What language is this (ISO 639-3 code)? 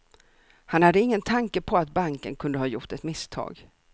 swe